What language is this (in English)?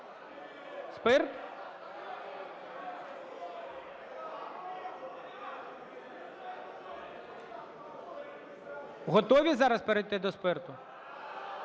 Ukrainian